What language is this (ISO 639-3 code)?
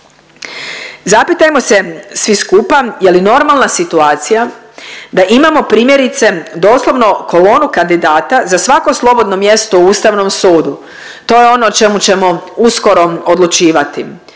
hrv